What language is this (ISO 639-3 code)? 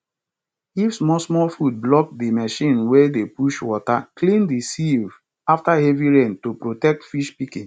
pcm